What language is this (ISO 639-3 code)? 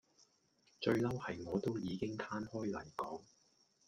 yue